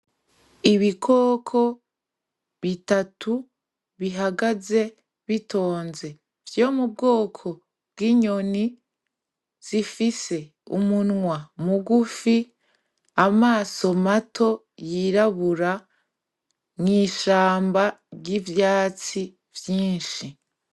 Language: Rundi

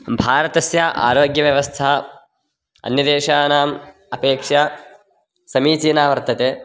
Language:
Sanskrit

